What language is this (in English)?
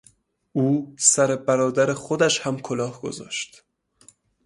Persian